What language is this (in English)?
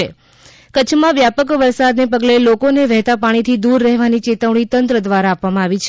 Gujarati